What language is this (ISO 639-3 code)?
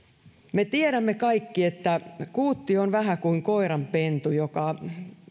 fin